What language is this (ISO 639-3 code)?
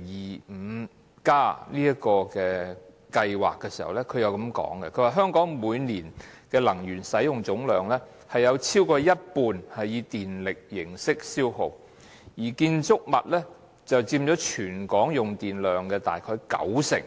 yue